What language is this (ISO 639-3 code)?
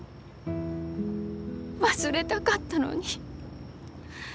jpn